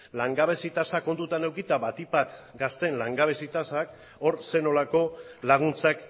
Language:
Basque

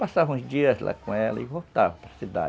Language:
Portuguese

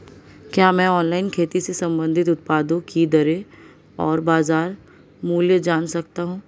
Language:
Hindi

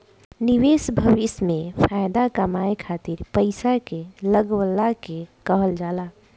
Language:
Bhojpuri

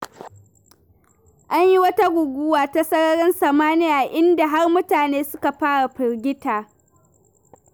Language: Hausa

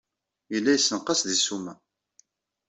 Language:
Kabyle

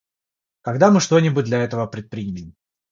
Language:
Russian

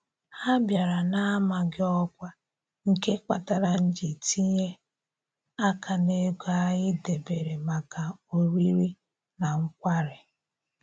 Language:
Igbo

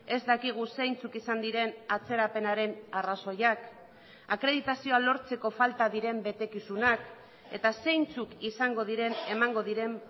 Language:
Basque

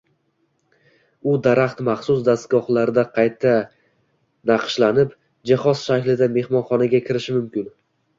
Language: Uzbek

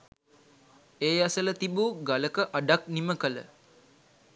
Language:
Sinhala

